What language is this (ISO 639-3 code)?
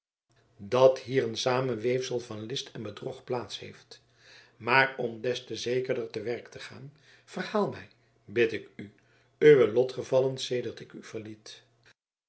nld